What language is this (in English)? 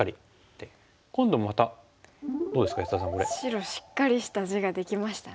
Japanese